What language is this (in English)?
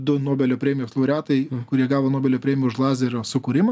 Lithuanian